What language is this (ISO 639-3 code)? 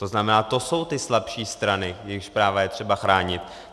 ces